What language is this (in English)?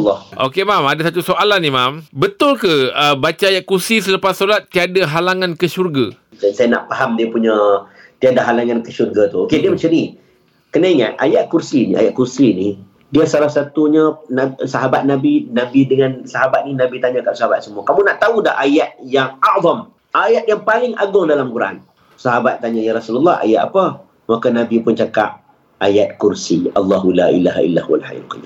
Malay